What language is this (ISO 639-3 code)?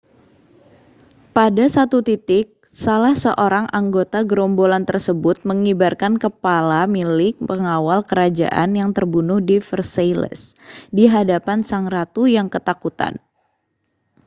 ind